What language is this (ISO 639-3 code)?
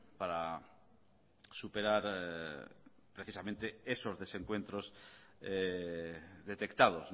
spa